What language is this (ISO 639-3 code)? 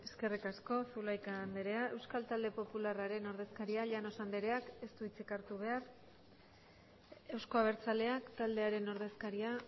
eus